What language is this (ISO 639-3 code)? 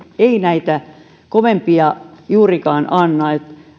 fin